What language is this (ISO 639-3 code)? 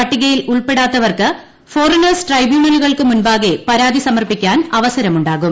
mal